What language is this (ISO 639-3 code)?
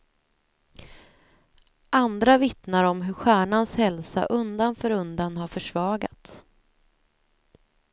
swe